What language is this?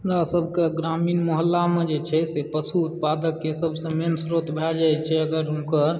Maithili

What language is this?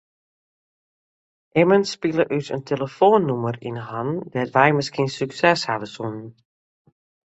Western Frisian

